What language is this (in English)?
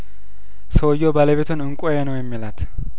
Amharic